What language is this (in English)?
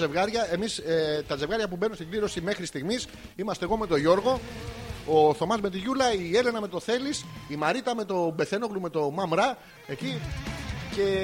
Greek